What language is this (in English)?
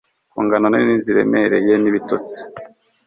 Kinyarwanda